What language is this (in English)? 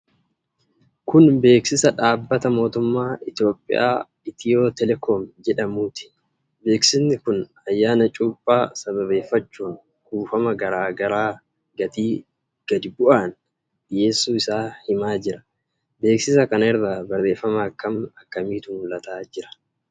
Oromo